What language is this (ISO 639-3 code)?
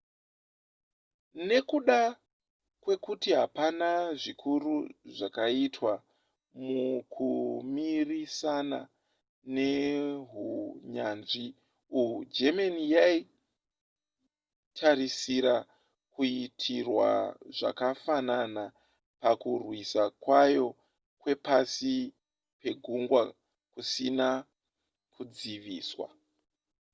sna